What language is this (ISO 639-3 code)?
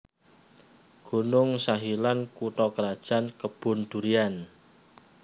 jav